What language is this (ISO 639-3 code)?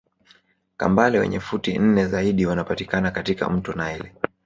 swa